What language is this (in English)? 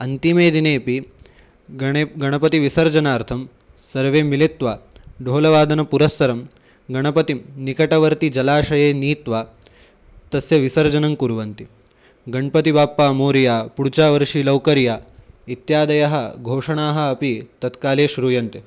Sanskrit